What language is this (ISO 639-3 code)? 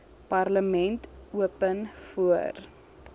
afr